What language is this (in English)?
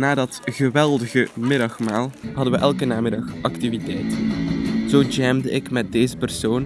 Dutch